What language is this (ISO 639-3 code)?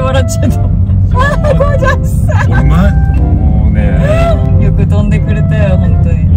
jpn